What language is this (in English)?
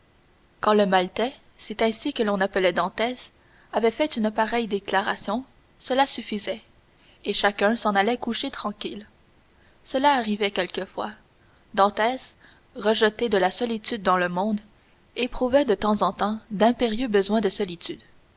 French